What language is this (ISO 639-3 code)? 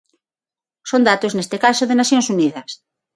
glg